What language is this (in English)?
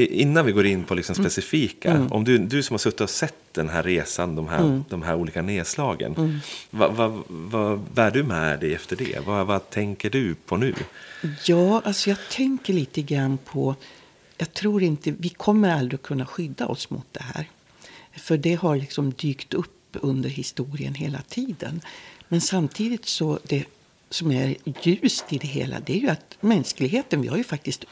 Swedish